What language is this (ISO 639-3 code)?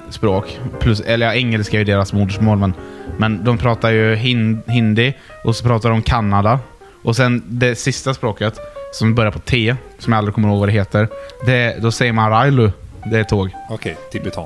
swe